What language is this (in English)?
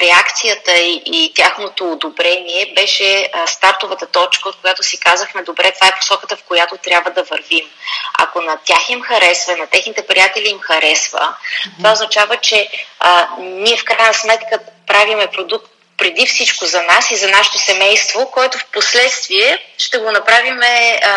Bulgarian